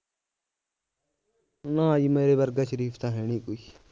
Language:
Punjabi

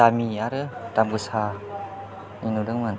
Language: Bodo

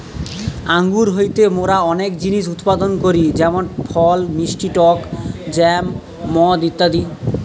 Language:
Bangla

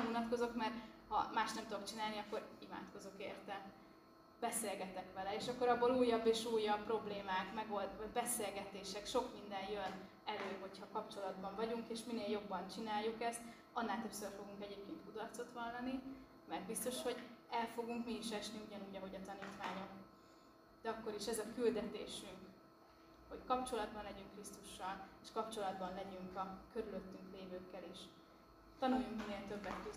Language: Hungarian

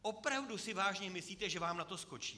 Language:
Czech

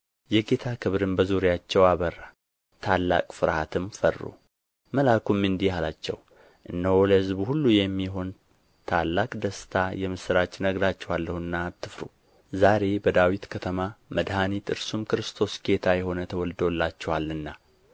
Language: Amharic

